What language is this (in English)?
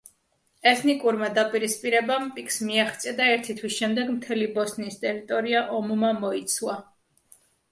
Georgian